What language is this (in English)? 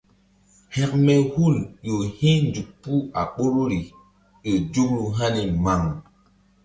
Mbum